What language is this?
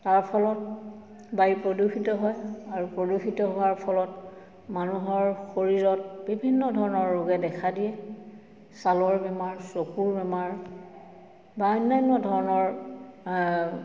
Assamese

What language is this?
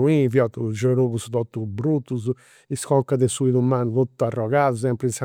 Campidanese Sardinian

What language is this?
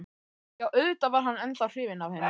Icelandic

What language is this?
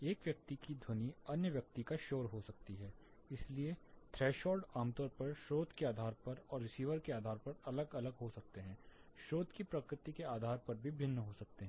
Hindi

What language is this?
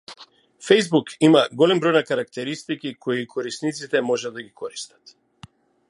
Macedonian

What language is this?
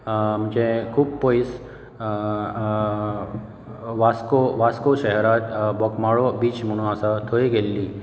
Konkani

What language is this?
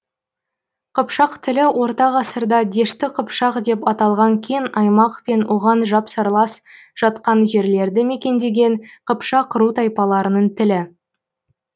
Kazakh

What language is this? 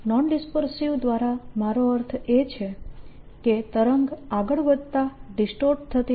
Gujarati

